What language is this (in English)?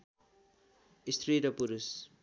Nepali